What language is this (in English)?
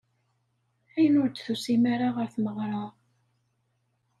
Kabyle